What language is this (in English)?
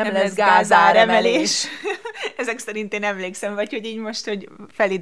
Hungarian